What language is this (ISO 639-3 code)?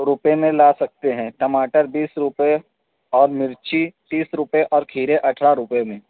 urd